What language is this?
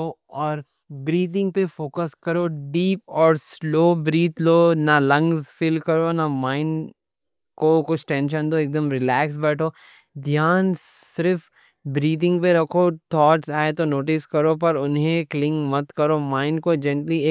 Deccan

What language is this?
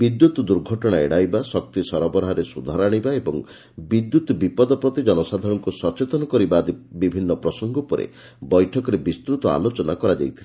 Odia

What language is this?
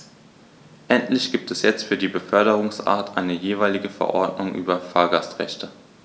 German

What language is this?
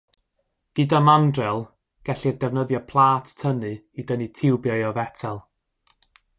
Welsh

